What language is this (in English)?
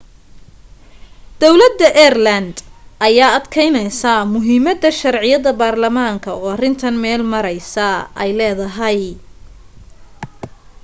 Somali